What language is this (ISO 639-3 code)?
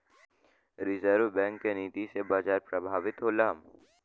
bho